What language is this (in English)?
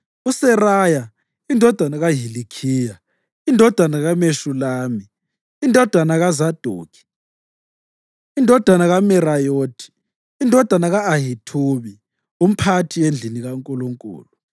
North Ndebele